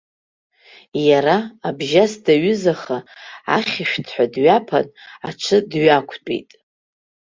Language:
Abkhazian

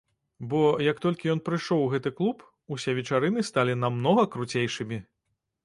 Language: Belarusian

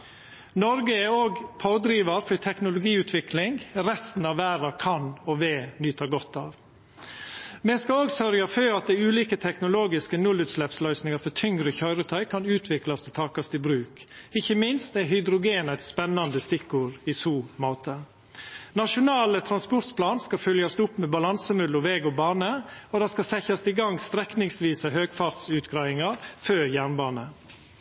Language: Norwegian Nynorsk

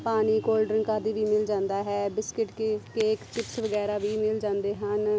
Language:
Punjabi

